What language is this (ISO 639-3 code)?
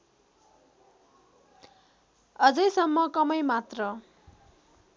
nep